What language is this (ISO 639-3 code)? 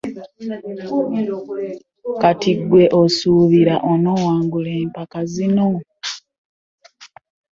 lug